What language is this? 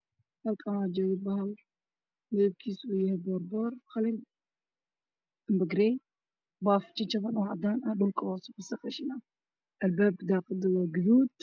Somali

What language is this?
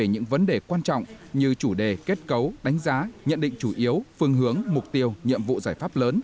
Vietnamese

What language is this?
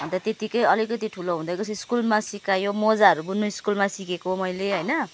Nepali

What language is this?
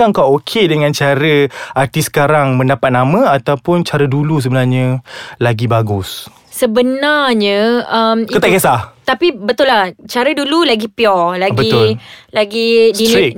Malay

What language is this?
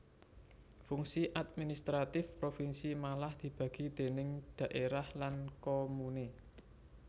Javanese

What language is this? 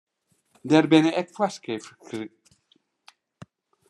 Western Frisian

